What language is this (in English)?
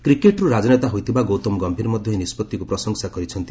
Odia